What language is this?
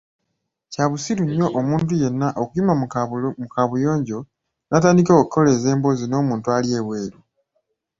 Ganda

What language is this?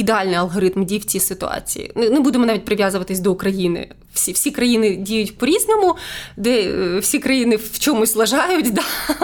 Ukrainian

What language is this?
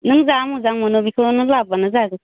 Bodo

